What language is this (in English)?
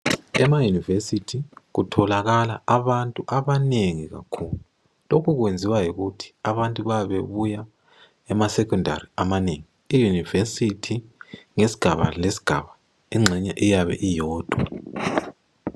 North Ndebele